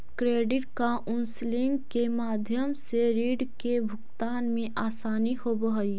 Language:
Magahi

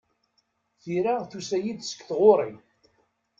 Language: Kabyle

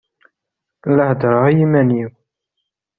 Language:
Kabyle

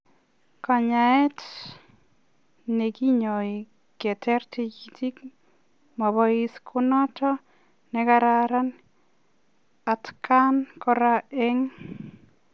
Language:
Kalenjin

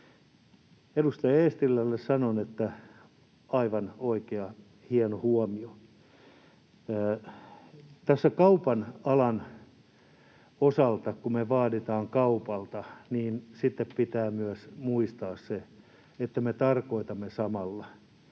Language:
Finnish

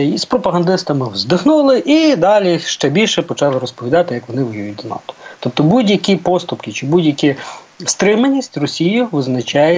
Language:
Ukrainian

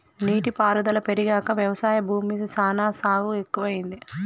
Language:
Telugu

